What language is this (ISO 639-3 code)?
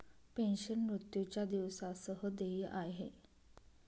mar